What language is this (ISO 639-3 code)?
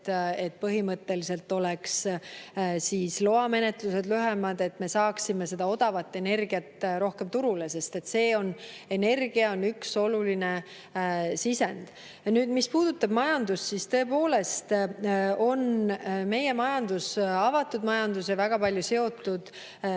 est